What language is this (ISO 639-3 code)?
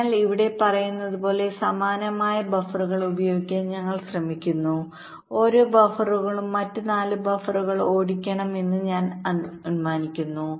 mal